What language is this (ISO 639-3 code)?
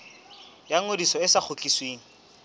sot